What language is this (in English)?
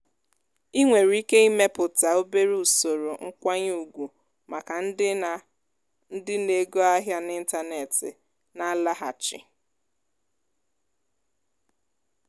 Igbo